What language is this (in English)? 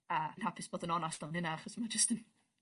Welsh